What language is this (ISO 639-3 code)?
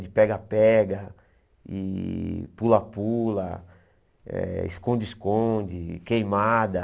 por